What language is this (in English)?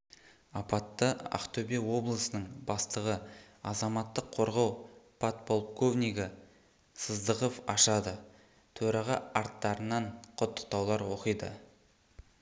Kazakh